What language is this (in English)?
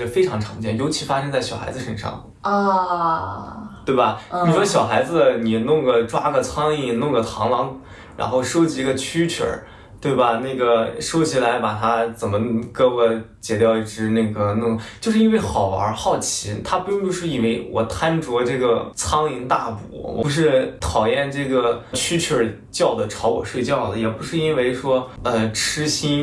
Chinese